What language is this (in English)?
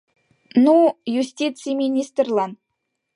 Mari